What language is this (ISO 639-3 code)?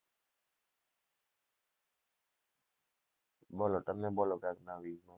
guj